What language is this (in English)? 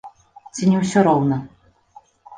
Belarusian